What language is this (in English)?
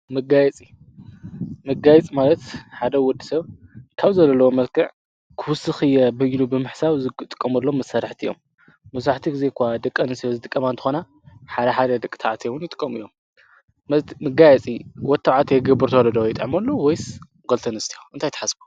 Tigrinya